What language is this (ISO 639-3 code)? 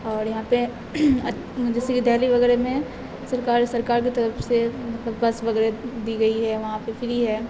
urd